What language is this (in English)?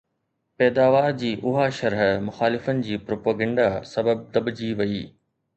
Sindhi